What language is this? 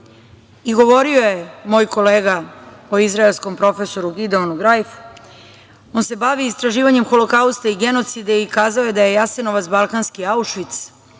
Serbian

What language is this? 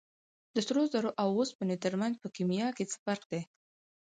Pashto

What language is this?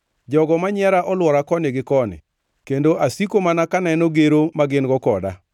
Luo (Kenya and Tanzania)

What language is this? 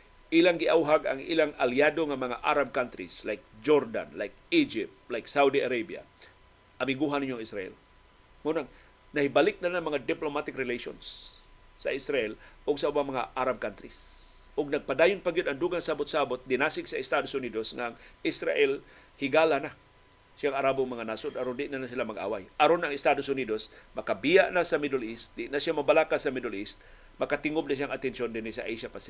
Filipino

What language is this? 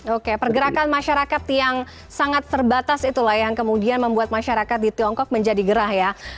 Indonesian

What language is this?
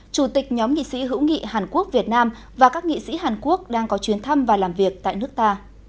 Vietnamese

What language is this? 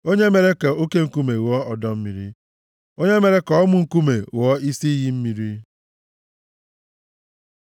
Igbo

